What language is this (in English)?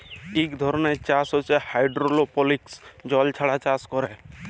Bangla